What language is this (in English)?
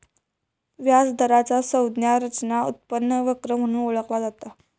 Marathi